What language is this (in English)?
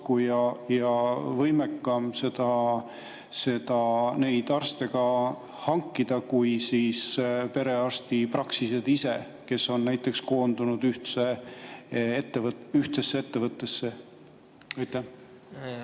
Estonian